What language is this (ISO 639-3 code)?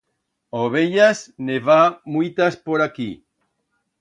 arg